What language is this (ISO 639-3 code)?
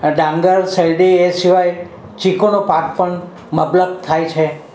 guj